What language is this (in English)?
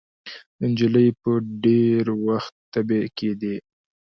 Pashto